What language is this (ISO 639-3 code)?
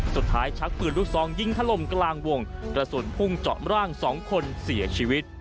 tha